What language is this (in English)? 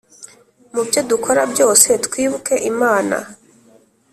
Kinyarwanda